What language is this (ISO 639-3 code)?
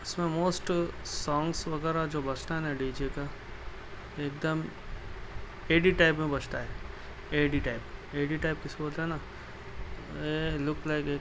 urd